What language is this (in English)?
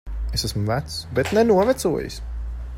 Latvian